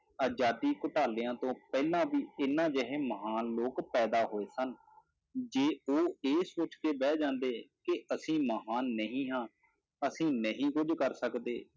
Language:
Punjabi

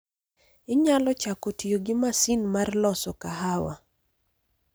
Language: Luo (Kenya and Tanzania)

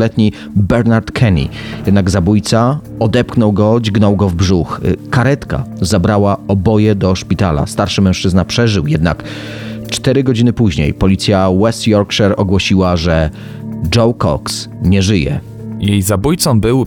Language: Polish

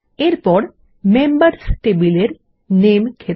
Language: Bangla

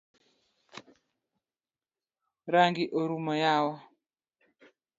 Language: Luo (Kenya and Tanzania)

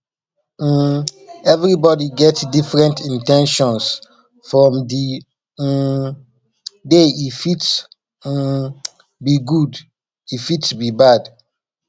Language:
Nigerian Pidgin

